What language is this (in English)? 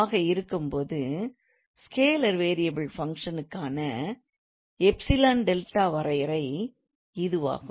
Tamil